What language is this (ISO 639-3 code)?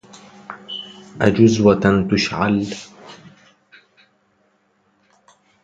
ara